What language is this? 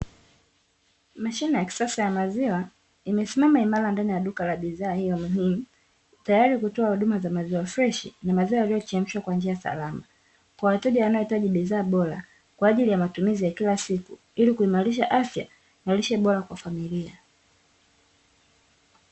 Swahili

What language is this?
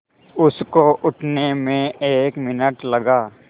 Hindi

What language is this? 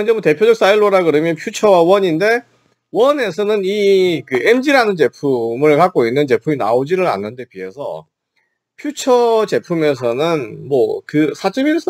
Korean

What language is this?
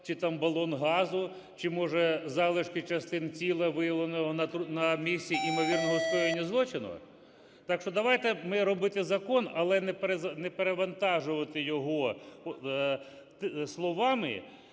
Ukrainian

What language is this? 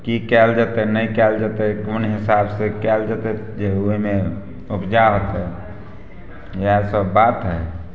Maithili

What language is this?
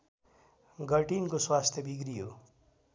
Nepali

